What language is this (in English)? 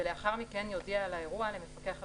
Hebrew